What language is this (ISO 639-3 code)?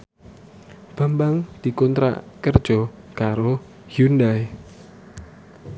jav